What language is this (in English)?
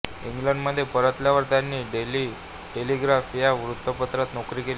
Marathi